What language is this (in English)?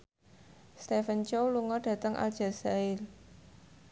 Javanese